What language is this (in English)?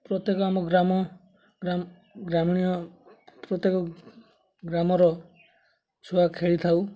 Odia